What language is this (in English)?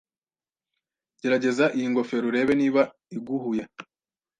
Kinyarwanda